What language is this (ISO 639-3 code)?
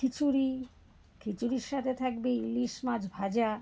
ben